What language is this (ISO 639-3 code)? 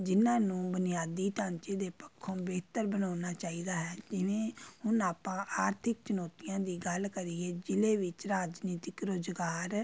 pan